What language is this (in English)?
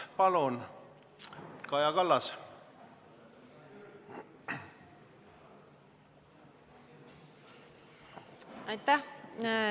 Estonian